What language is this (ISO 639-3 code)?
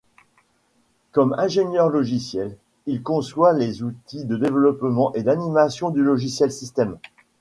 fra